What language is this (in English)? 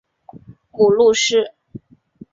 Chinese